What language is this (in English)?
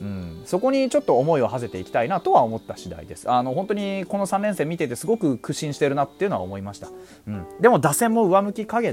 Japanese